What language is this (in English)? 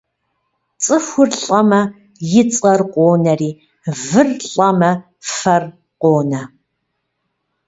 Kabardian